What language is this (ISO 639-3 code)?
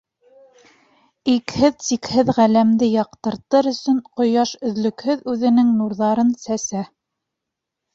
bak